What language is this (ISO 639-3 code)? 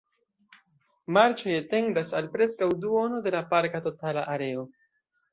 epo